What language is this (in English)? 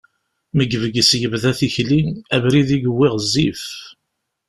Kabyle